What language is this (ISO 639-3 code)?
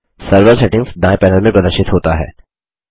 hin